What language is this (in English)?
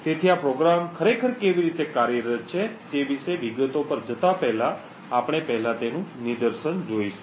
Gujarati